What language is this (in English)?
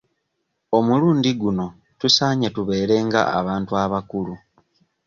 Ganda